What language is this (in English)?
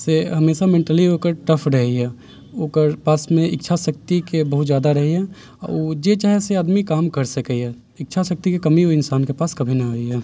Maithili